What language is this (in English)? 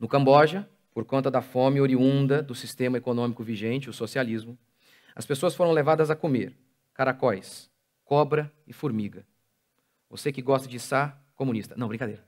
Portuguese